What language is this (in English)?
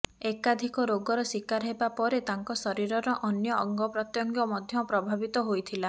Odia